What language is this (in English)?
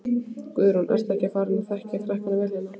Icelandic